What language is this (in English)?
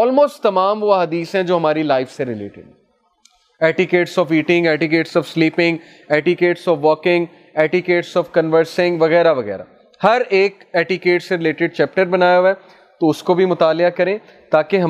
Urdu